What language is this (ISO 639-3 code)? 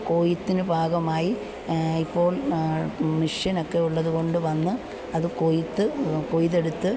mal